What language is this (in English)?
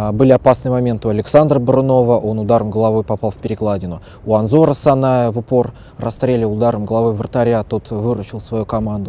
Russian